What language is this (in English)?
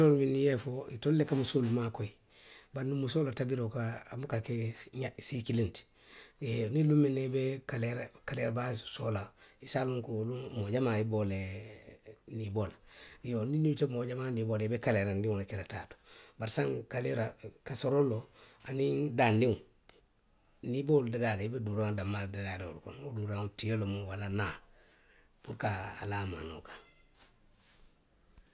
Western Maninkakan